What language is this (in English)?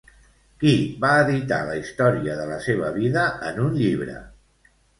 Catalan